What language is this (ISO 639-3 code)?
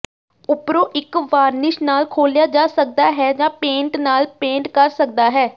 pan